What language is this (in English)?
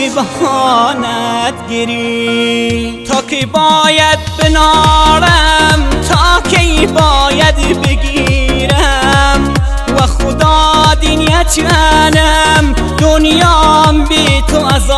Persian